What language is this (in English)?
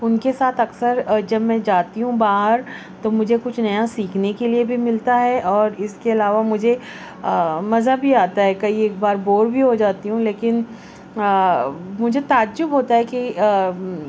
Urdu